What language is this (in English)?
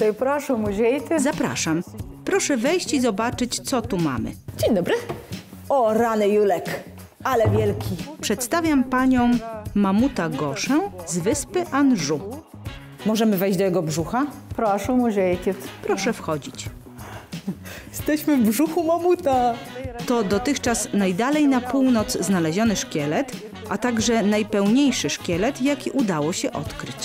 Polish